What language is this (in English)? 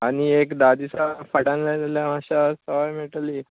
Konkani